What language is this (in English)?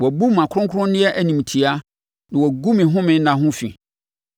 Akan